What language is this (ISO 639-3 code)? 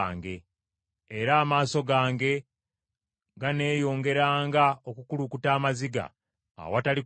lug